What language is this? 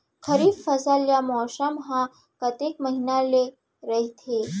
Chhattisgarhi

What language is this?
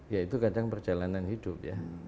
Indonesian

